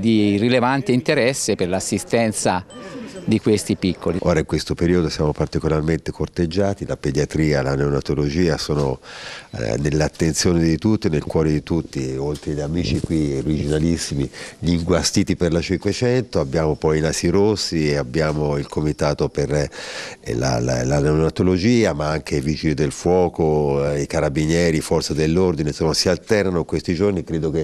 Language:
Italian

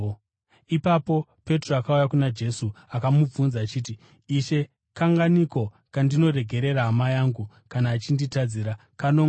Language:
Shona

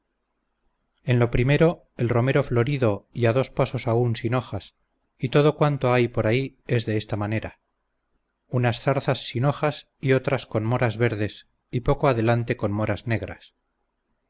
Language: Spanish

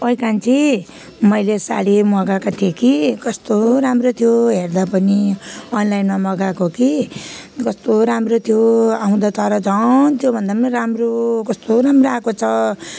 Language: Nepali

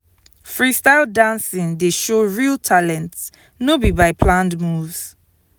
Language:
Nigerian Pidgin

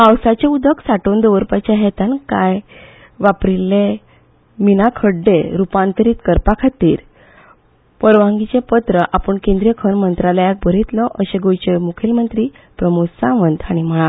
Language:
Konkani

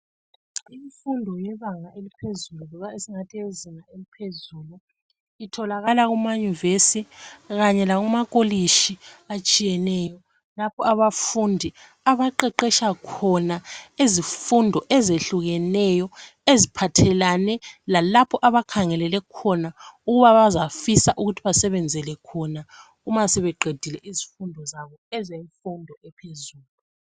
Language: North Ndebele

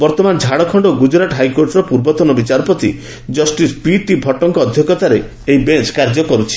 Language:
Odia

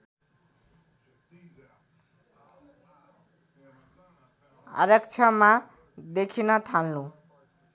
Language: Nepali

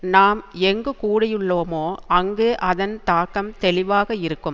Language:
Tamil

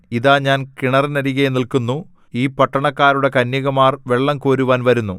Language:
Malayalam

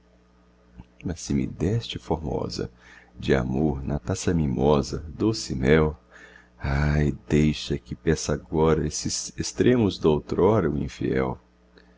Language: Portuguese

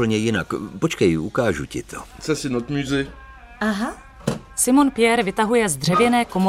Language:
Czech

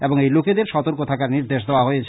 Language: Bangla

